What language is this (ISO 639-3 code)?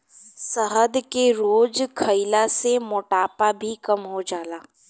bho